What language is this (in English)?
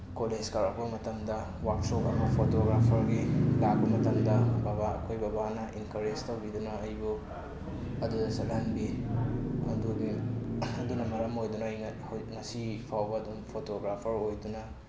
Manipuri